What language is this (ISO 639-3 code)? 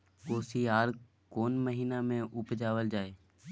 mai